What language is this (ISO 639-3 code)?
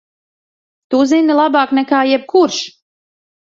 lav